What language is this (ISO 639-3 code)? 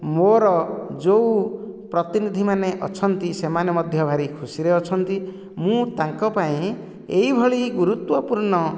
ori